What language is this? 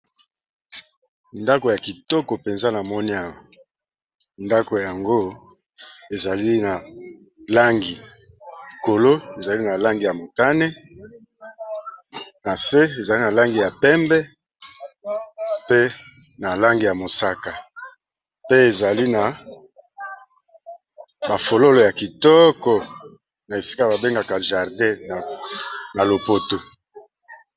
Lingala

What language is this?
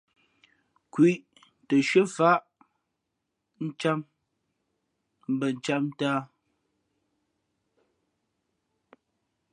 Fe'fe'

